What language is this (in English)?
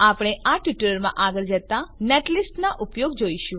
Gujarati